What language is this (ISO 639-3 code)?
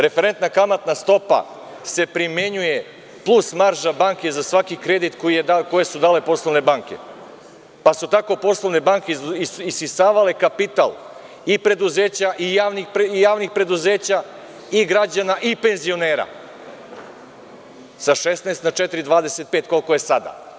srp